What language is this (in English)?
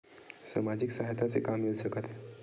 Chhattisgarhi